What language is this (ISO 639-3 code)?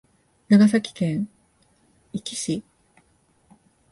jpn